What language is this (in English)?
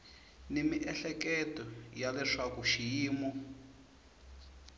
Tsonga